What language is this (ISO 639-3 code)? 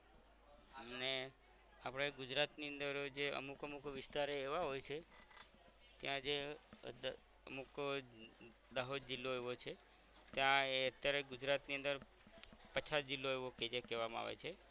guj